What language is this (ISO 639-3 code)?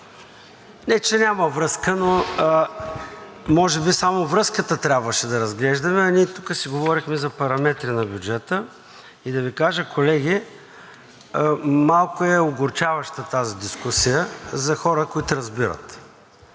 bul